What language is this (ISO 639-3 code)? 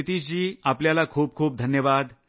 mar